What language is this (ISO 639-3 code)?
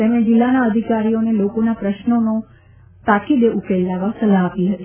guj